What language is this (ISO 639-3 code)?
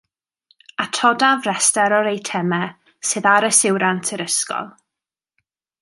cym